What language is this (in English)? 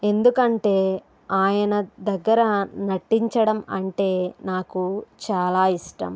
Telugu